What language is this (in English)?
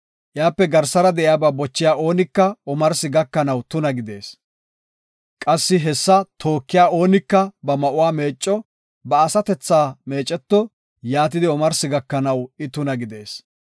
Gofa